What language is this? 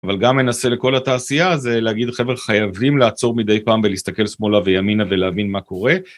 Hebrew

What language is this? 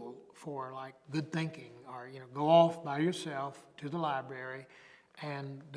English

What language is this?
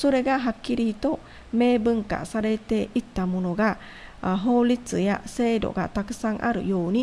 Vietnamese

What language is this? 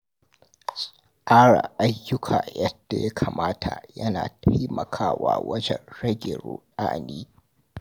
Hausa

